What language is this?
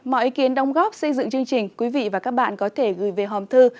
Vietnamese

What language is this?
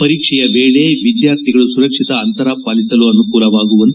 Kannada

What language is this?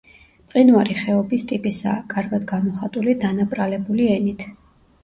Georgian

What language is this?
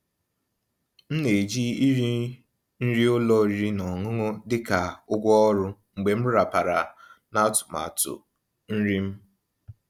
Igbo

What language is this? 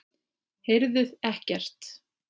Icelandic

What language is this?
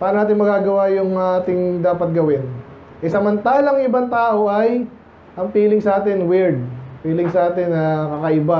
Filipino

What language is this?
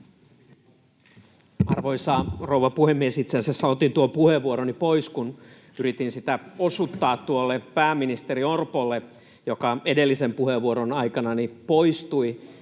Finnish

